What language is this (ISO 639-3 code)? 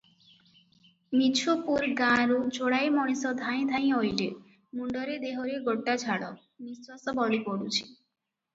ori